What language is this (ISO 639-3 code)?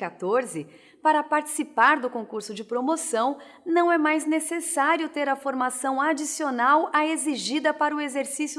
por